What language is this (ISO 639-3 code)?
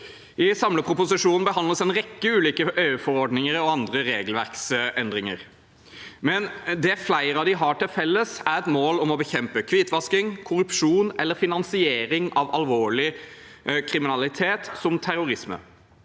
nor